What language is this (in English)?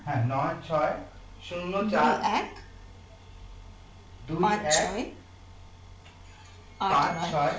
Bangla